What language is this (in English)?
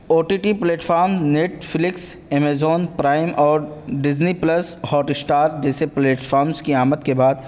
Urdu